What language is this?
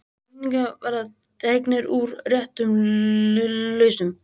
Icelandic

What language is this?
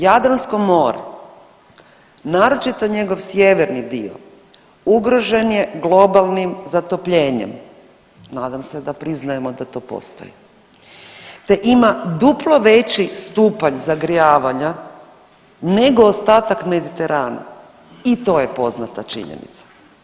Croatian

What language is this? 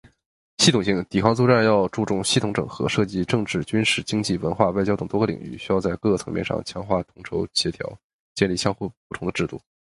Chinese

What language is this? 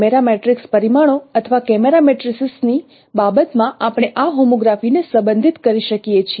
Gujarati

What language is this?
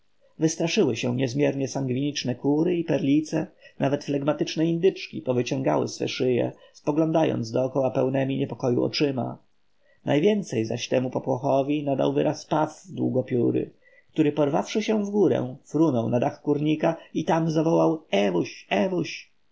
Polish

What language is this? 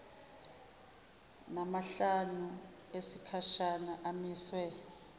Zulu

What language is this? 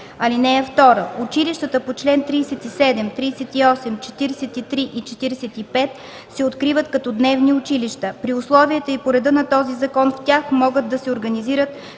Bulgarian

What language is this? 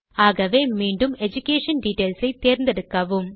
Tamil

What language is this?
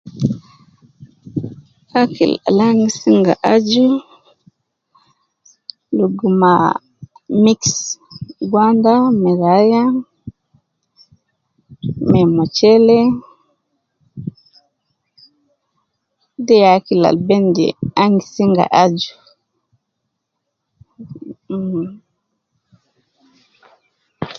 Nubi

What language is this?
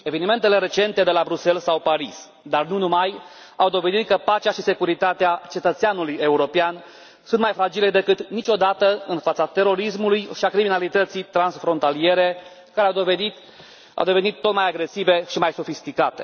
Romanian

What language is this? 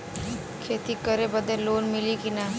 Bhojpuri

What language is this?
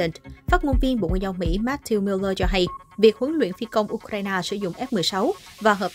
Vietnamese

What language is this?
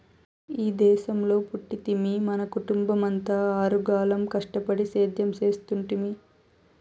Telugu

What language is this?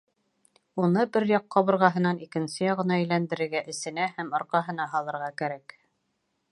Bashkir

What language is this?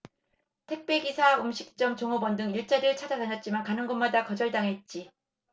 Korean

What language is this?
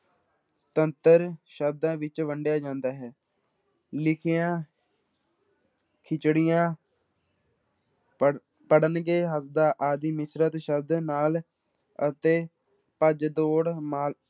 Punjabi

